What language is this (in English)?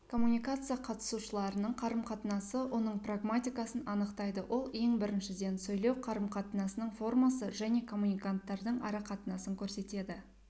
Kazakh